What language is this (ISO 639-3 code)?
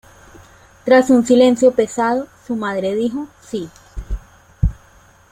spa